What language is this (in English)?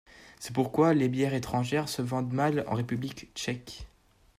French